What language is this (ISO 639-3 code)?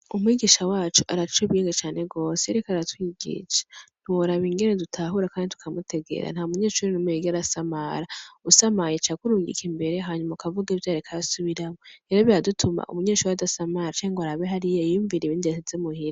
run